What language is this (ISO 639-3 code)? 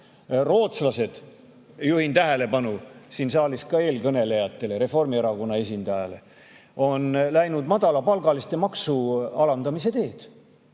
est